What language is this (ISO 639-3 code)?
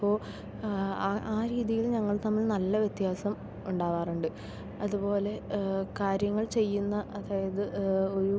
mal